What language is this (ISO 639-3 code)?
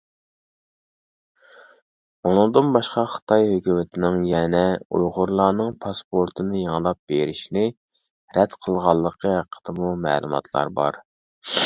uig